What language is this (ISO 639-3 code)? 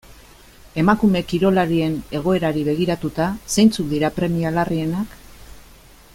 eus